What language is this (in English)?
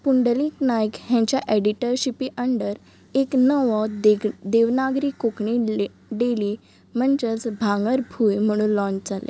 Konkani